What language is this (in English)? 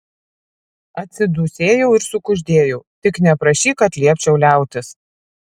Lithuanian